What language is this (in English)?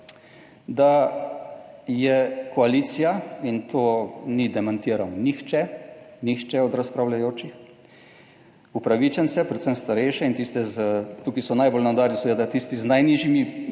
Slovenian